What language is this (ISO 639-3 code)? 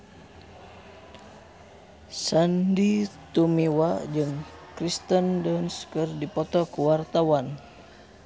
sun